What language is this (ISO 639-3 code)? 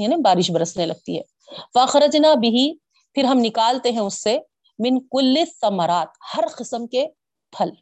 urd